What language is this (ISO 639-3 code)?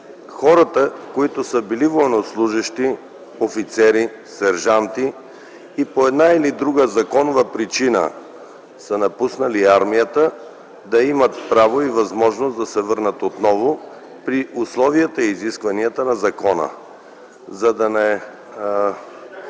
bul